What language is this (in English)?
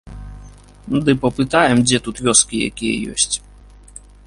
Belarusian